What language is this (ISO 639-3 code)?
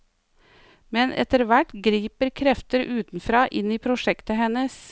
nor